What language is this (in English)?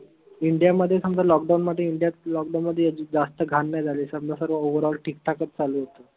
Marathi